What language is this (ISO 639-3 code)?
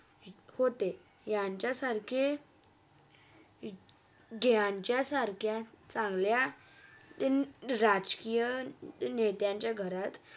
mar